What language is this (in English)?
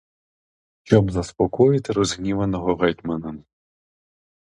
Ukrainian